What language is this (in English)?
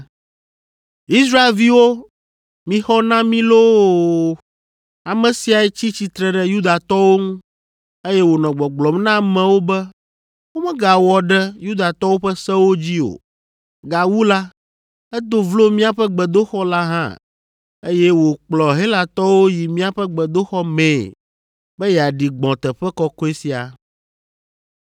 Ewe